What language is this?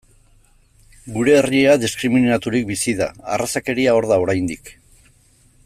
Basque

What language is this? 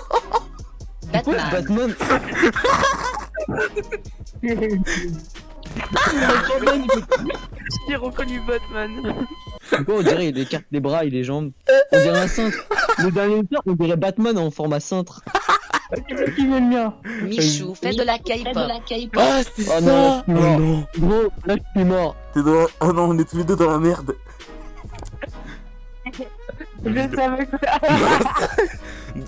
French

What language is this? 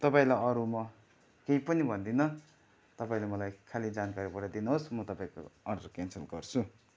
Nepali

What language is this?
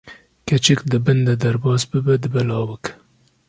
Kurdish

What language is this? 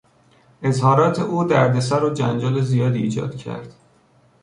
Persian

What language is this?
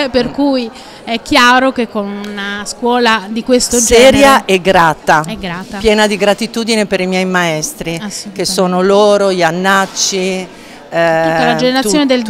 Italian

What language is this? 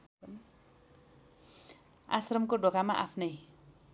Nepali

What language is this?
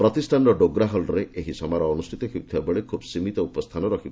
Odia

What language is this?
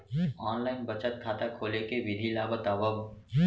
Chhattisgarhi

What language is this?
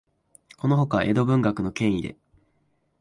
Japanese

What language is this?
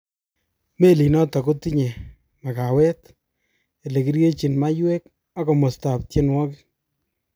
Kalenjin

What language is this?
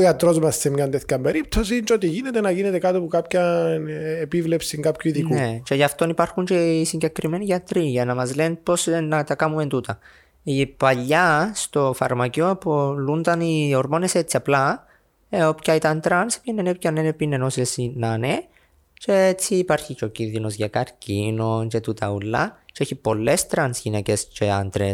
Greek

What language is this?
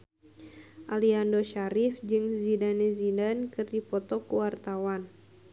Sundanese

